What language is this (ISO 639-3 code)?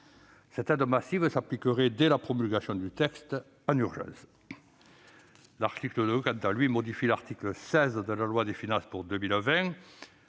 fra